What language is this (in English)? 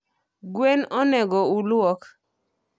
Luo (Kenya and Tanzania)